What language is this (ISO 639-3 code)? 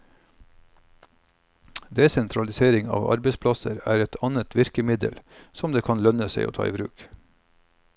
nor